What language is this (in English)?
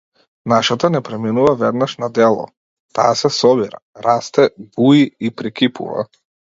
Macedonian